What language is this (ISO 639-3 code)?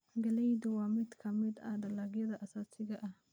som